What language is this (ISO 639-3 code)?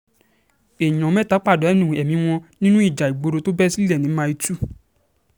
yor